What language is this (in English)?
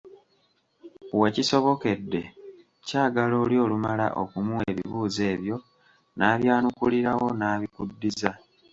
Ganda